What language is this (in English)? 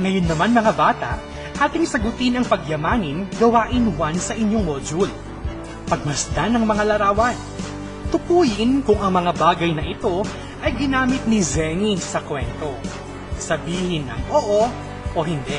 Filipino